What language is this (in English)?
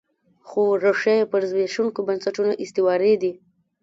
Pashto